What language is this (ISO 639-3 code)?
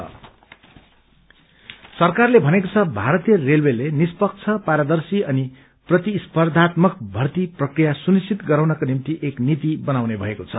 nep